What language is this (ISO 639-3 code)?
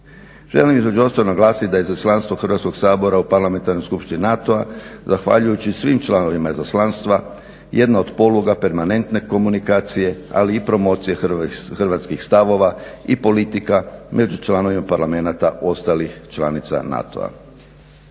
hrv